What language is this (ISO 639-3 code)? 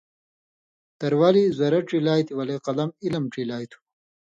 mvy